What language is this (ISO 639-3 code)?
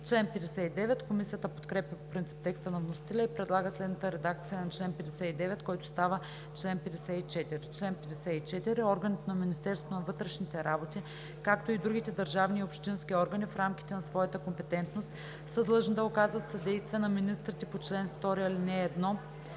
bul